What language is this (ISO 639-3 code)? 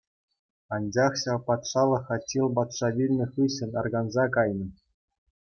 chv